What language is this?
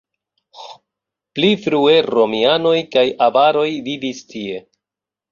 Esperanto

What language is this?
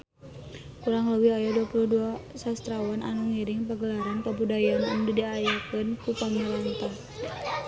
Sundanese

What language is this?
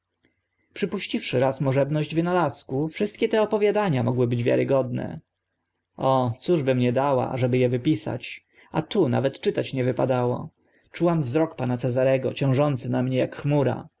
Polish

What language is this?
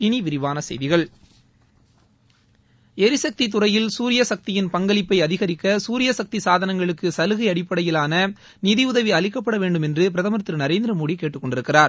Tamil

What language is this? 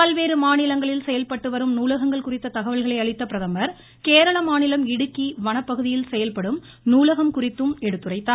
Tamil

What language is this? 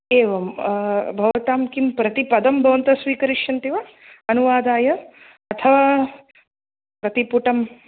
Sanskrit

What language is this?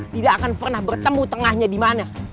Indonesian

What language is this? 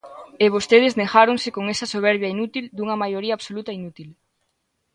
Galician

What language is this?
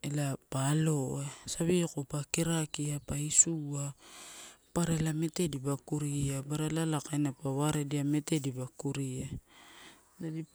Torau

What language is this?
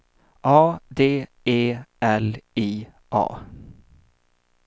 Swedish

